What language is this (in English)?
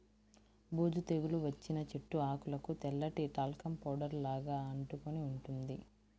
Telugu